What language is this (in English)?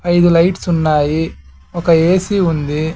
Telugu